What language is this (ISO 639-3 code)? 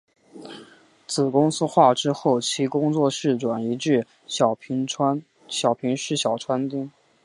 zho